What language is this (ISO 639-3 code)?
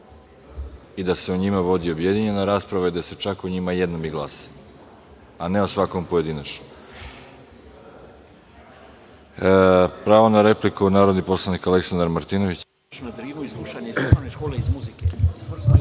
srp